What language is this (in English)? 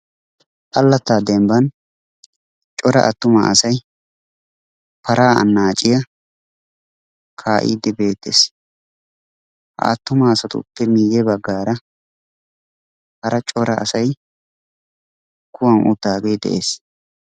Wolaytta